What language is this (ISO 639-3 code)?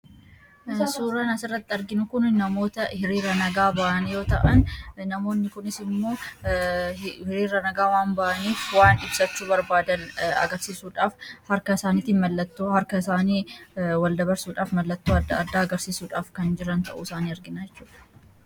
orm